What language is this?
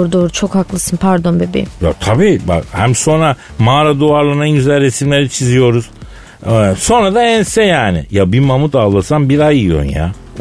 Turkish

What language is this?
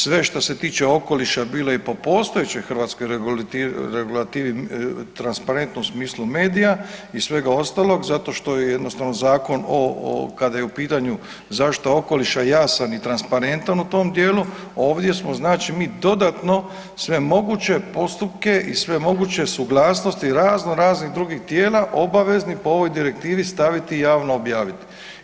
Croatian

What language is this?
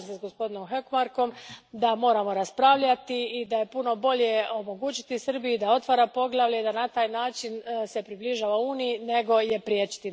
Croatian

